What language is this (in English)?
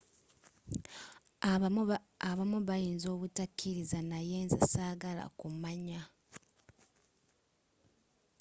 Ganda